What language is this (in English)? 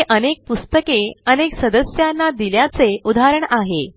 Marathi